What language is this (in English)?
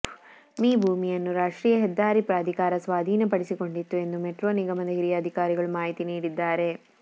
Kannada